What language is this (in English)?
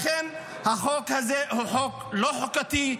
Hebrew